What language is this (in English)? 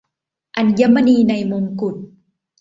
Thai